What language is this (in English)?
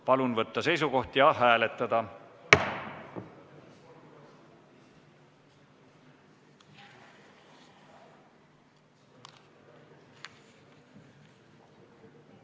Estonian